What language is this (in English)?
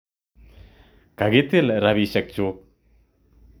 Kalenjin